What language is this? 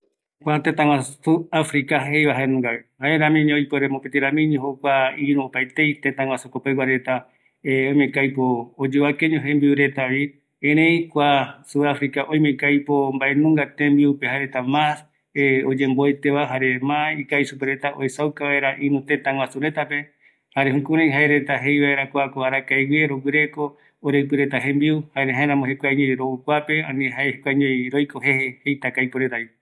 Eastern Bolivian Guaraní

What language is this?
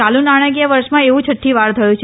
Gujarati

